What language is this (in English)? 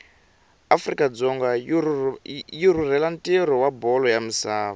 Tsonga